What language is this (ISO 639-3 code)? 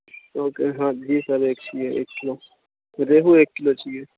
urd